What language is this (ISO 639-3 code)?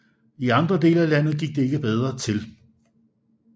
dan